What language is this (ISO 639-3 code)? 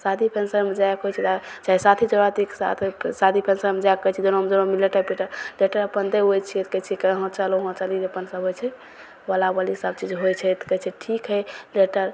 mai